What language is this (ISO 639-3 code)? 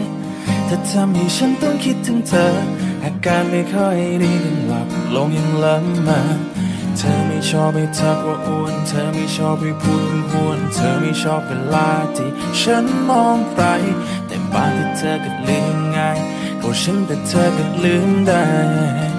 tha